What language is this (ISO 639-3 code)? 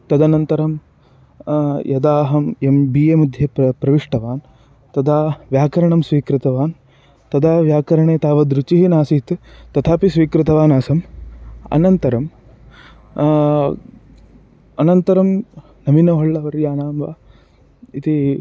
san